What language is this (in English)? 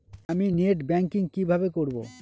Bangla